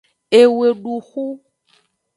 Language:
Aja (Benin)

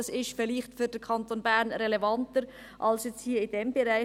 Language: Swiss German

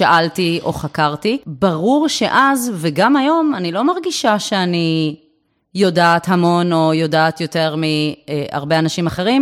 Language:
Hebrew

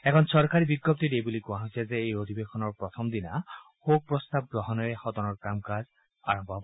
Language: Assamese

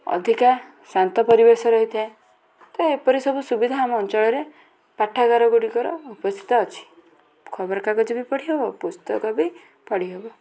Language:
Odia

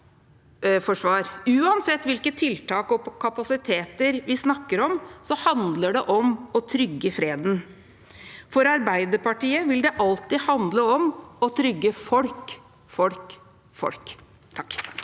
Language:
Norwegian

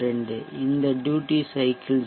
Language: Tamil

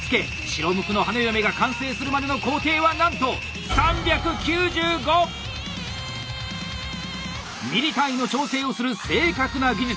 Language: Japanese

